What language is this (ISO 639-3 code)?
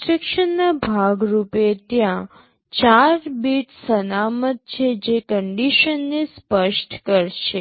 guj